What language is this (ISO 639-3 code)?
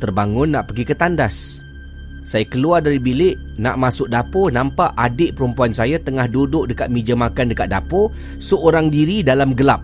msa